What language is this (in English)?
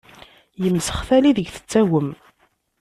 Kabyle